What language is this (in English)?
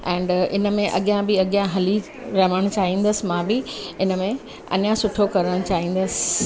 Sindhi